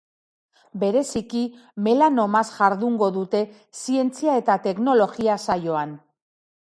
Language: Basque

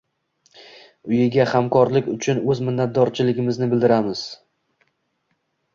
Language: Uzbek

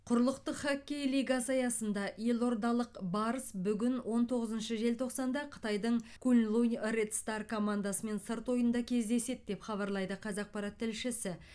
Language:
Kazakh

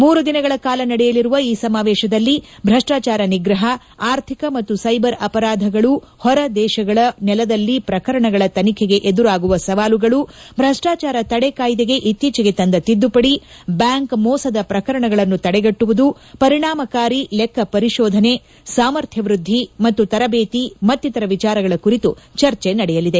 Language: Kannada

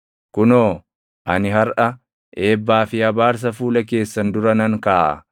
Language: Oromo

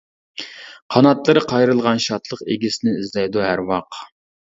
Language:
Uyghur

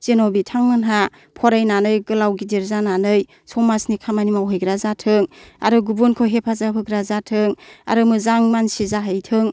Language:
Bodo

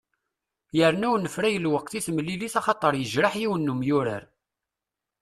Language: Kabyle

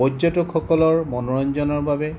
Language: Assamese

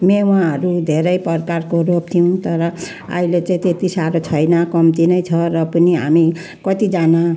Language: Nepali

